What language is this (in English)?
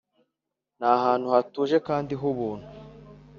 Kinyarwanda